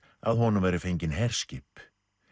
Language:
Icelandic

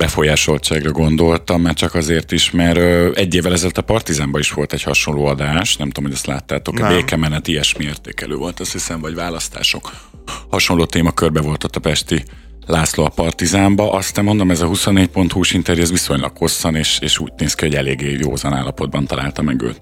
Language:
Hungarian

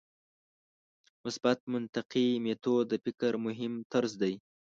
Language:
Pashto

